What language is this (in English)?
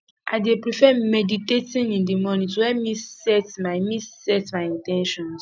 Nigerian Pidgin